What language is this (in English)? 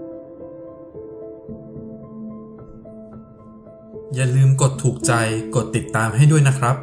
Thai